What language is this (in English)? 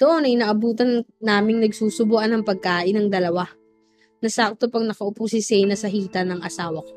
Filipino